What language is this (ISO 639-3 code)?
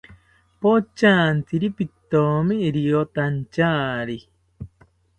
cpy